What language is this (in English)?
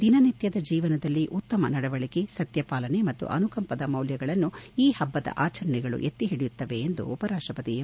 Kannada